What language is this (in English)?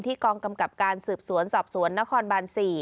Thai